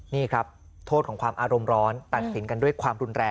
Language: Thai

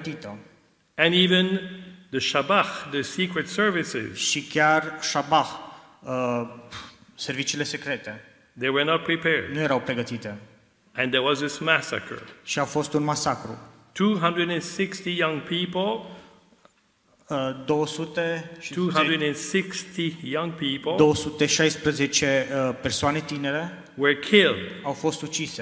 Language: Romanian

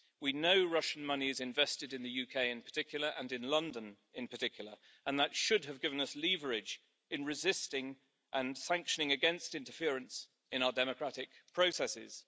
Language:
English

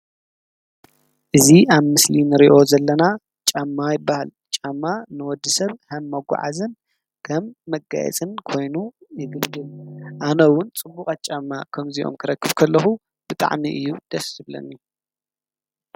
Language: Tigrinya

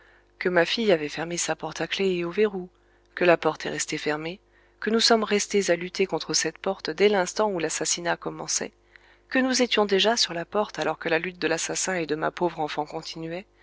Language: French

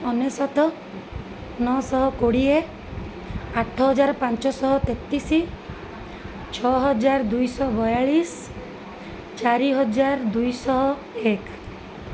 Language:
Odia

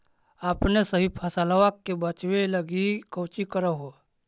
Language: Magahi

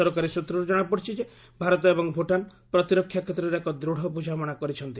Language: Odia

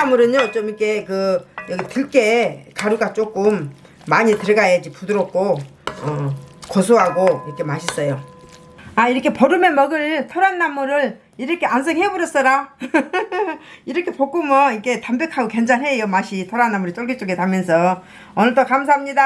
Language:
Korean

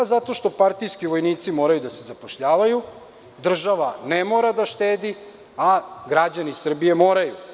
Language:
Serbian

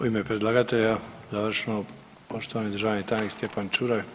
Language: Croatian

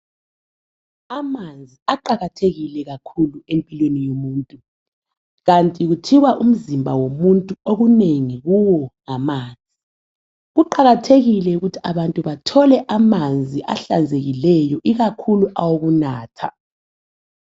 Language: North Ndebele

